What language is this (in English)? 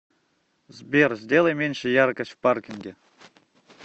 Russian